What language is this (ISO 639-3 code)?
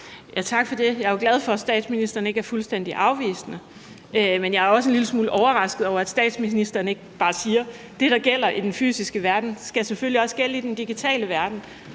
dan